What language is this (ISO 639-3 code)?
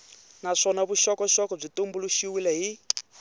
tso